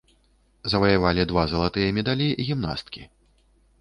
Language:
Belarusian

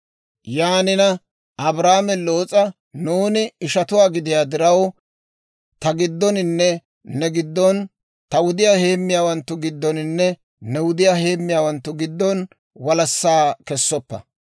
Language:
Dawro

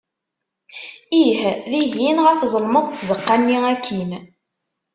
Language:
Kabyle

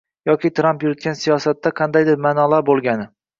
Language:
Uzbek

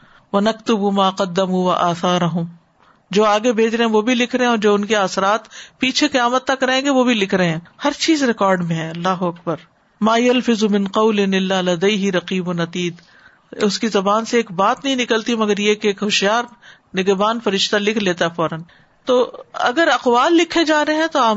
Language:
Urdu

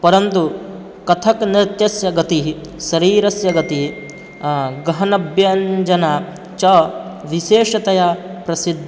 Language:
Sanskrit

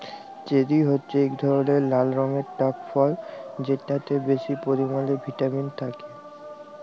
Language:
Bangla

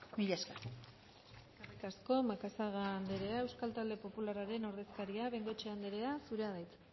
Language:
Basque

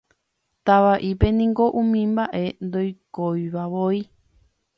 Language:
Guarani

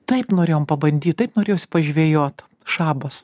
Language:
Lithuanian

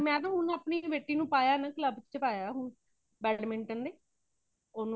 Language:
Punjabi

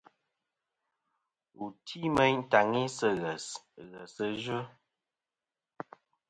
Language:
Kom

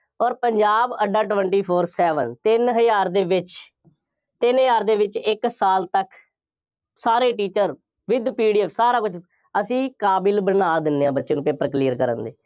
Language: Punjabi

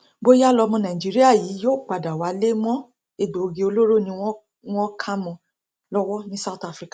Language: Yoruba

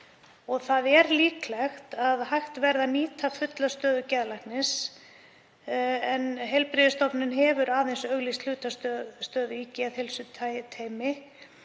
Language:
Icelandic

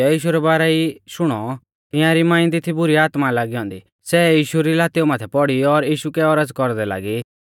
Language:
Mahasu Pahari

